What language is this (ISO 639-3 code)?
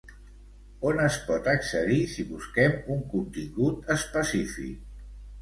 cat